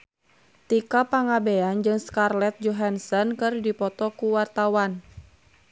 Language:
Sundanese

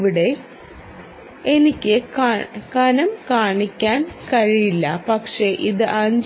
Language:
Malayalam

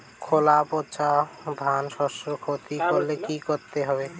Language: Bangla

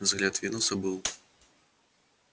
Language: Russian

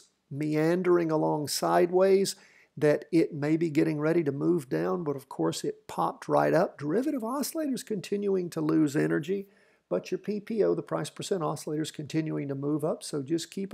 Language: English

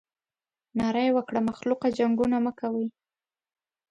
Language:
Pashto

